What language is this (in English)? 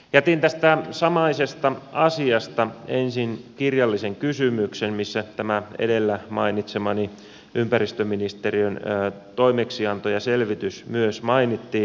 Finnish